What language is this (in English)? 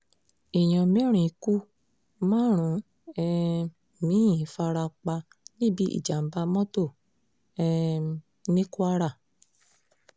Yoruba